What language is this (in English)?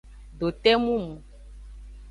Aja (Benin)